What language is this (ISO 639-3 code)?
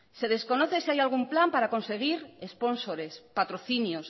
spa